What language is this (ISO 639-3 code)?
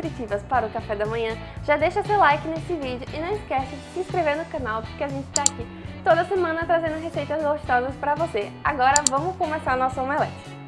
por